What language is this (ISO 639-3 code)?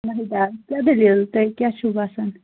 kas